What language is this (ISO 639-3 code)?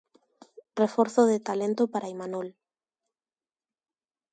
glg